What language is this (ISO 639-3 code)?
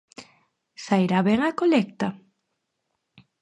glg